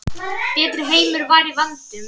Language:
Icelandic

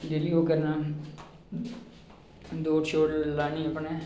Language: Dogri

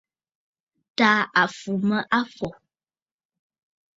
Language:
Bafut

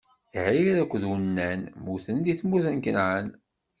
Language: Kabyle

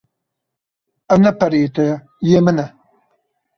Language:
Kurdish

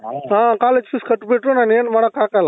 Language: Kannada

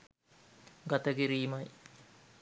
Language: Sinhala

